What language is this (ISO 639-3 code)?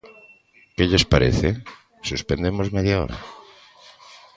glg